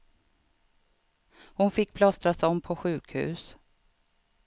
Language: Swedish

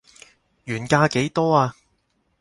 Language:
Cantonese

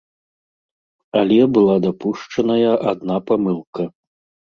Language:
Belarusian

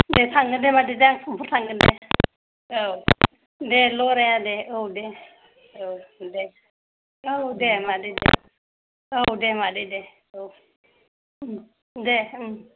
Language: Bodo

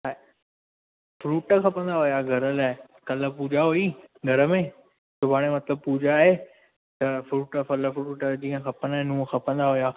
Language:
Sindhi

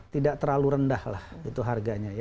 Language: Indonesian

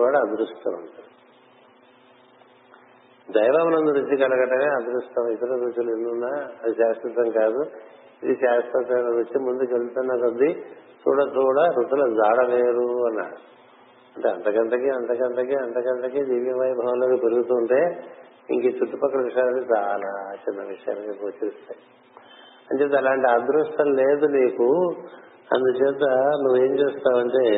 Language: Telugu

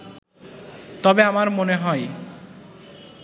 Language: Bangla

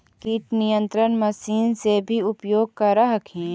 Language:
Magahi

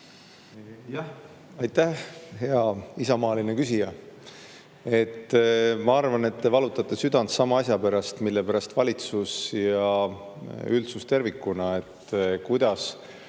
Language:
Estonian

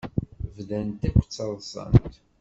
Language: Kabyle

